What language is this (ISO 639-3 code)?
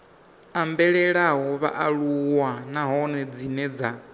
ven